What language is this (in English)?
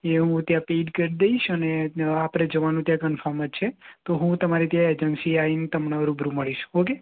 Gujarati